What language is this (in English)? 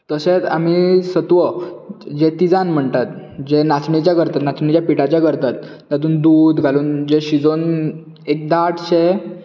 Konkani